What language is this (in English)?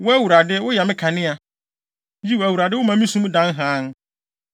Akan